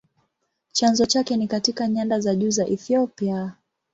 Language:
Swahili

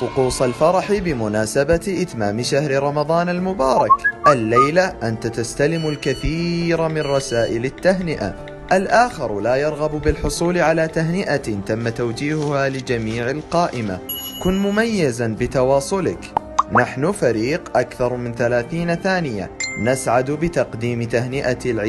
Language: Arabic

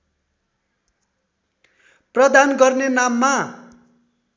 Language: Nepali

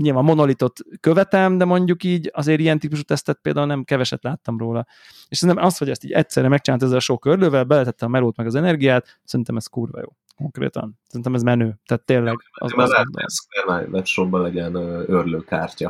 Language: Hungarian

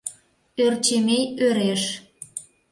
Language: Mari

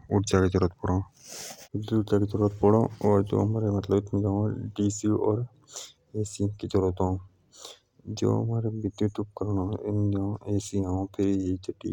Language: Jaunsari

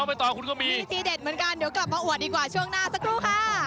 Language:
Thai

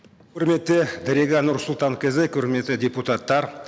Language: Kazakh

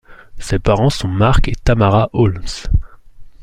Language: French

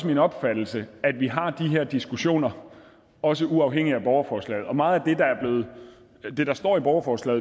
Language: Danish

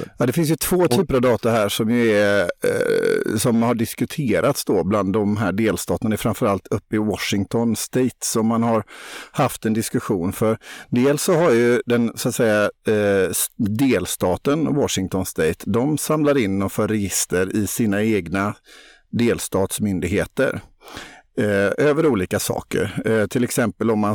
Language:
Swedish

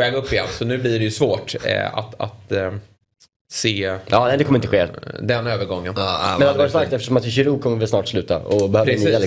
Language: Swedish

